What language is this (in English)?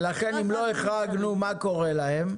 Hebrew